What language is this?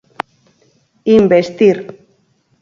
Galician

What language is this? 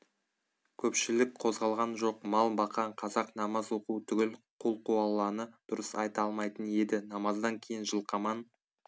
Kazakh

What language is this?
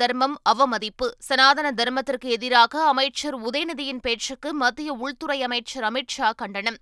Tamil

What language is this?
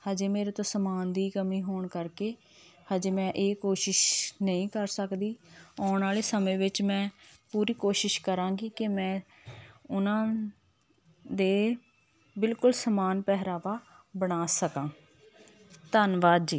Punjabi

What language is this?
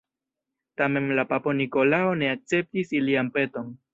Esperanto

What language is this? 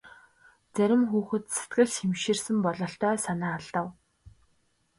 Mongolian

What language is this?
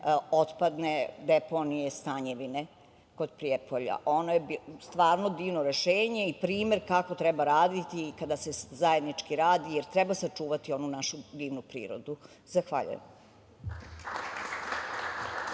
Serbian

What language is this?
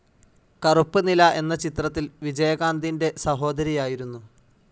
Malayalam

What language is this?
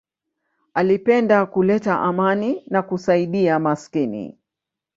Swahili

